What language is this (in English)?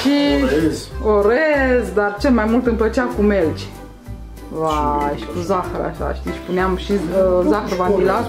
Romanian